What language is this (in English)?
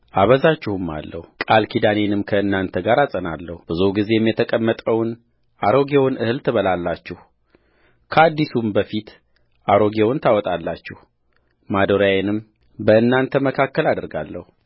Amharic